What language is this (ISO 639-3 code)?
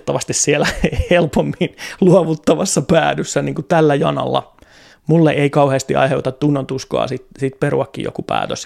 fin